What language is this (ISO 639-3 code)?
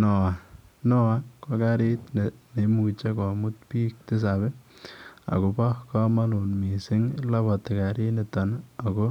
kln